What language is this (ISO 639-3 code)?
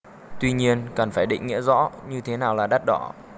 vie